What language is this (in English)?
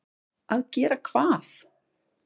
Icelandic